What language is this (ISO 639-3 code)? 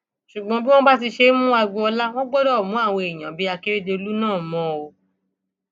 yor